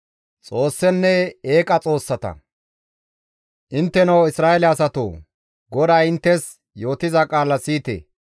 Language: Gamo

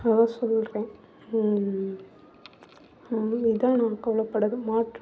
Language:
Tamil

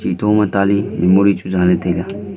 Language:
Wancho Naga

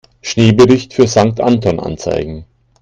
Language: German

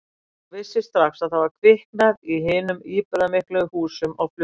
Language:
Icelandic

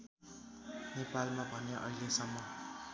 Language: Nepali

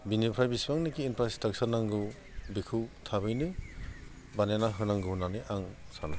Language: Bodo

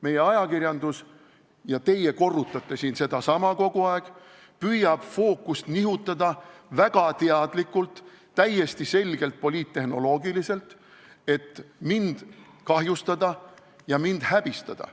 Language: Estonian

